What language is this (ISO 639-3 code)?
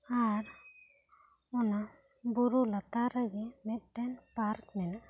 sat